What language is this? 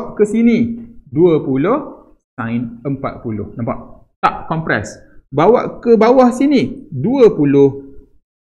Malay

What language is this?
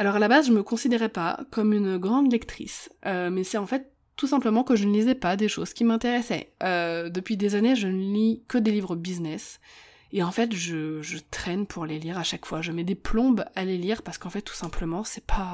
French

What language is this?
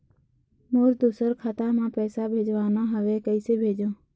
Chhattisgarhi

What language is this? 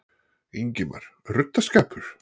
Icelandic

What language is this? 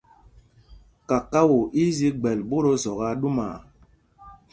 Mpumpong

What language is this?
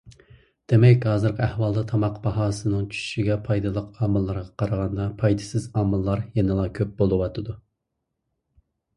Uyghur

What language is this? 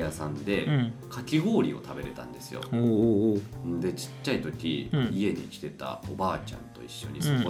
Japanese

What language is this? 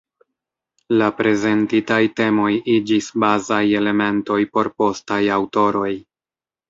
Esperanto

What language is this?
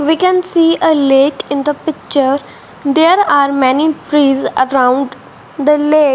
English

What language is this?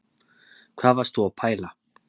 Icelandic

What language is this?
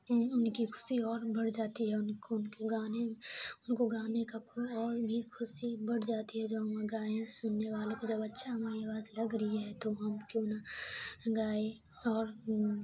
Urdu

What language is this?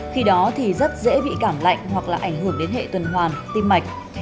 Vietnamese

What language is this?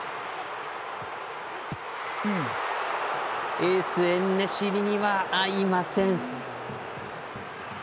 Japanese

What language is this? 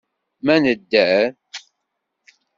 Kabyle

